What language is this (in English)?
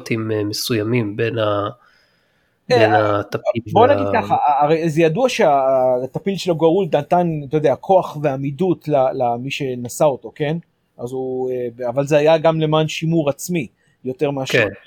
Hebrew